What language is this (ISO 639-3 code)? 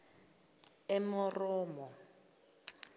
zul